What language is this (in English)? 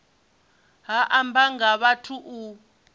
Venda